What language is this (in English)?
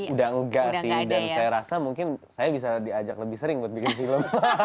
Indonesian